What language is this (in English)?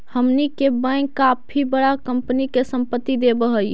Magahi